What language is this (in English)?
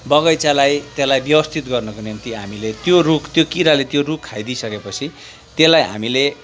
Nepali